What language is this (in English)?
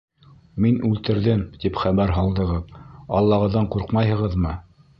Bashkir